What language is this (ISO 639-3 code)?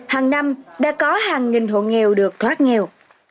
vie